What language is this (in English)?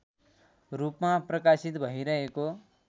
Nepali